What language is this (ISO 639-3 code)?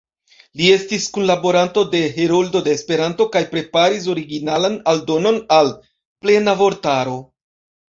epo